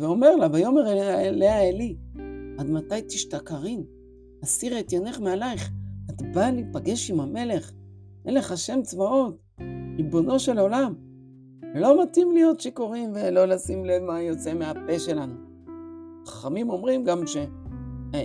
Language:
Hebrew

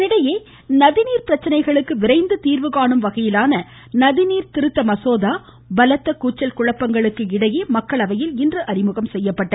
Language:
Tamil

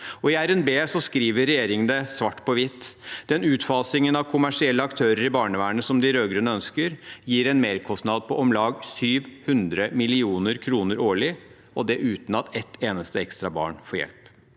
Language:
Norwegian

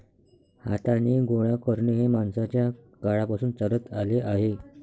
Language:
Marathi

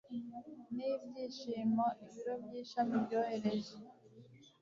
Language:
Kinyarwanda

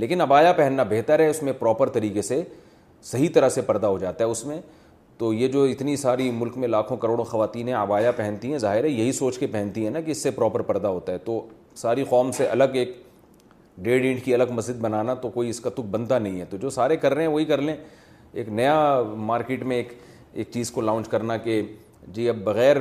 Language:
Urdu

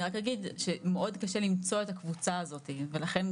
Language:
Hebrew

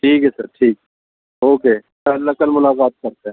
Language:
Urdu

